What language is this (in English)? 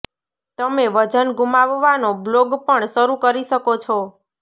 Gujarati